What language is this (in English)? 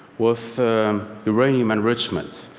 English